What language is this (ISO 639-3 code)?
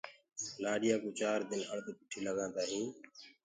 ggg